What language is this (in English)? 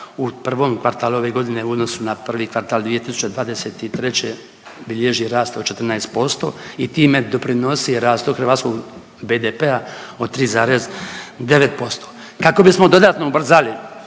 Croatian